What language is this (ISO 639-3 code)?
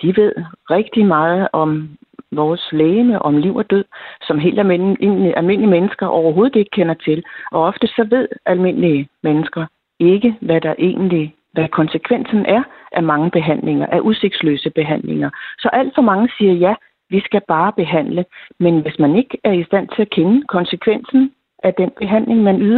dan